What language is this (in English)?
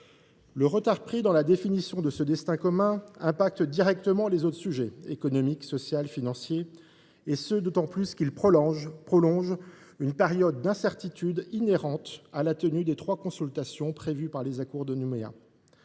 French